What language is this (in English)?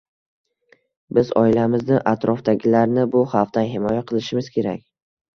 Uzbek